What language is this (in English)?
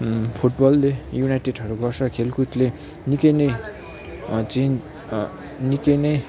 Nepali